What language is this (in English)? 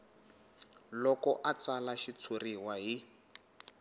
Tsonga